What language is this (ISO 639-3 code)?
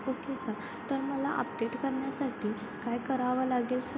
mar